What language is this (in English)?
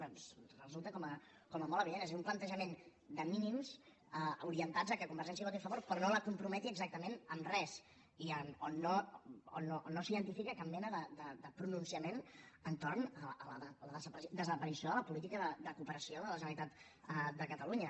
Catalan